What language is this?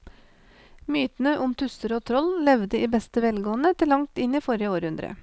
Norwegian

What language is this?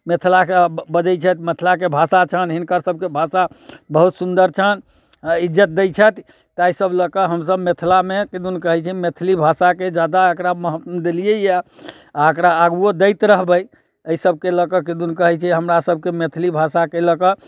Maithili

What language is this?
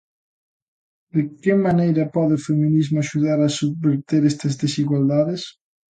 Galician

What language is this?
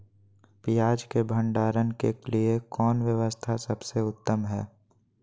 Magahi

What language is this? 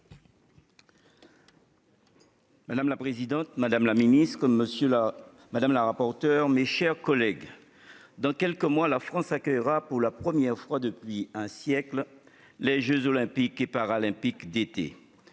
French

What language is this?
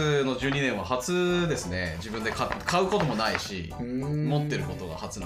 Japanese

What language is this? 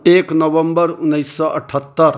Maithili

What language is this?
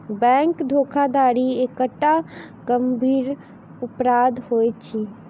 Maithili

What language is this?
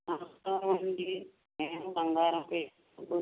Telugu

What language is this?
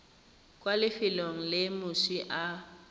Tswana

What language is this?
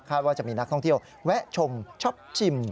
Thai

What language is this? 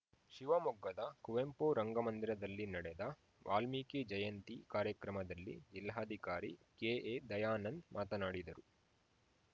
Kannada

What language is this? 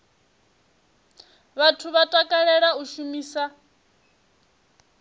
Venda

